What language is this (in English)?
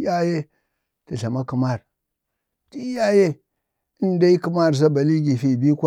Bade